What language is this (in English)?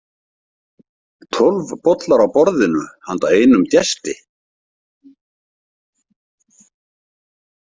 Icelandic